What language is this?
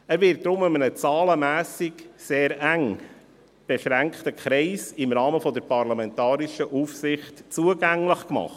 Swiss German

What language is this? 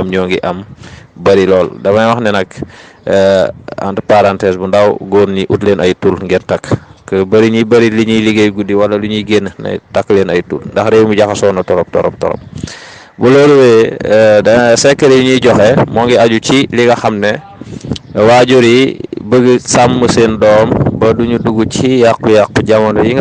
Indonesian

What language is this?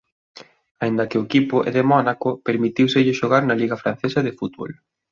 Galician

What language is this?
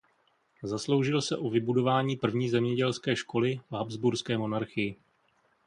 Czech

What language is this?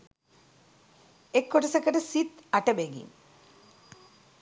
Sinhala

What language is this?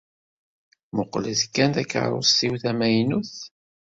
Kabyle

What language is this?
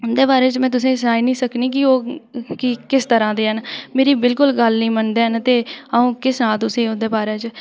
Dogri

